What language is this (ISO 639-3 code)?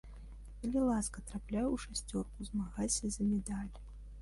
bel